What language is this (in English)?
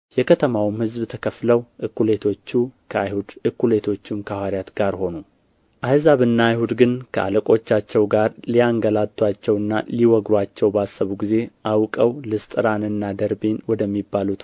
Amharic